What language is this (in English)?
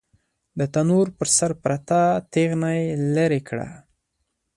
Pashto